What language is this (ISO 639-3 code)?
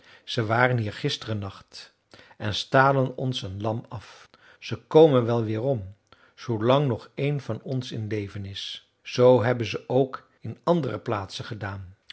nld